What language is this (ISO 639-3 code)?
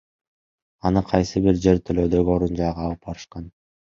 kir